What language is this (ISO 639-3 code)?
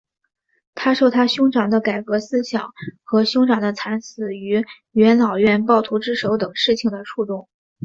zho